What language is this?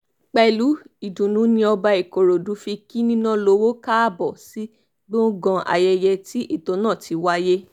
Yoruba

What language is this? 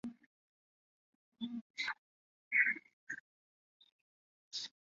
Chinese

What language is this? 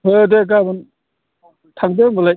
Bodo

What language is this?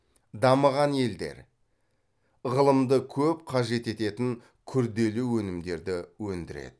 Kazakh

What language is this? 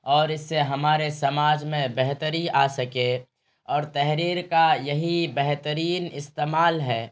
Urdu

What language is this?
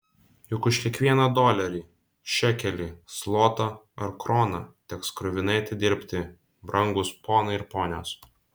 Lithuanian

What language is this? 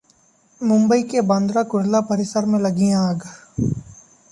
Hindi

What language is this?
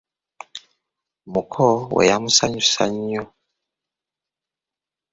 Ganda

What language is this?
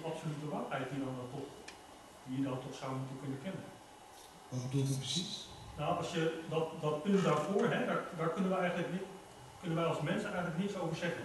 Dutch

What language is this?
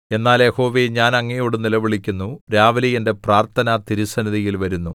Malayalam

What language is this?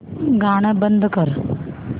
Marathi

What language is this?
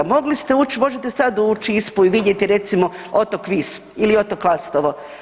Croatian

